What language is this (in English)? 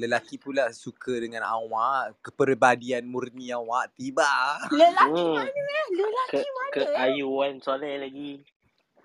Malay